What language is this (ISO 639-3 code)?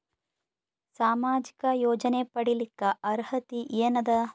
kan